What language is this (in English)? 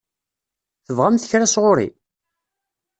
Kabyle